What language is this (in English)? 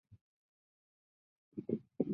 Chinese